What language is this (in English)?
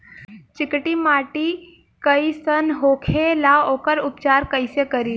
Bhojpuri